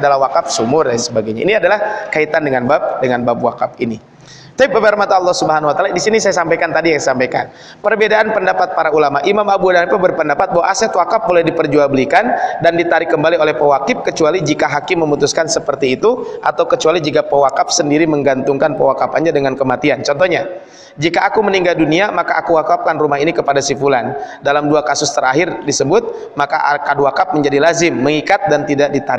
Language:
Indonesian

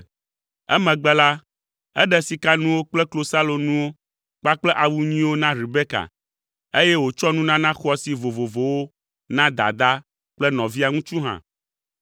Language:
Ewe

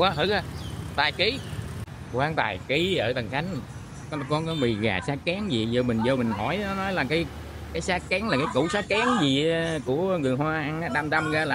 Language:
Vietnamese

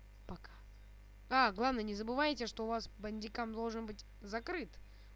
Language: Russian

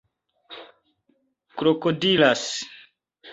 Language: Esperanto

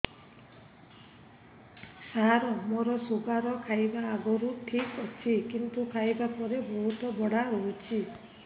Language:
Odia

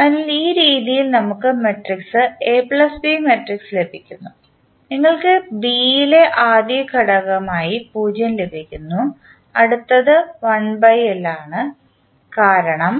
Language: Malayalam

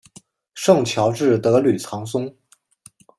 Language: Chinese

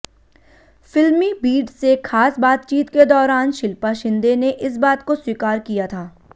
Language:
Hindi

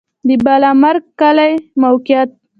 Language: Pashto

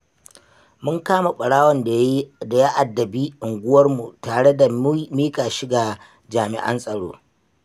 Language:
Hausa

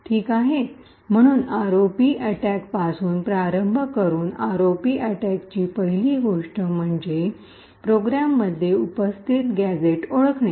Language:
Marathi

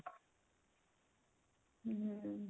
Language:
Punjabi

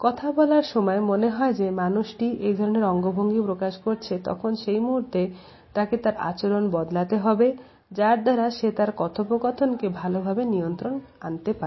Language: Bangla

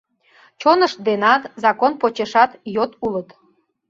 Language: Mari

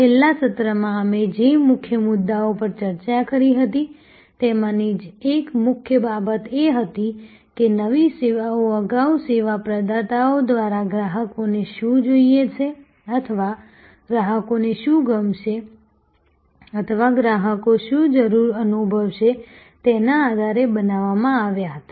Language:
Gujarati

